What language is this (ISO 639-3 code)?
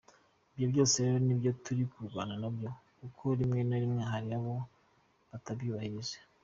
kin